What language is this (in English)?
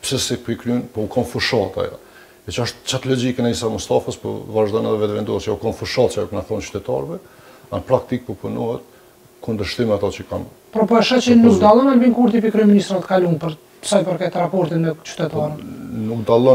Romanian